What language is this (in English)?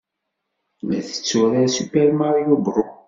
Kabyle